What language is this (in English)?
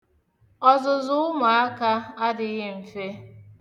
Igbo